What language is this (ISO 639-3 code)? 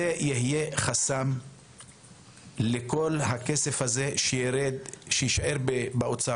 heb